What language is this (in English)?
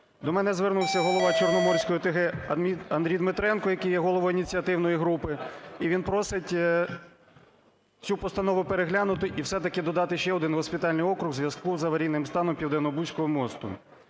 Ukrainian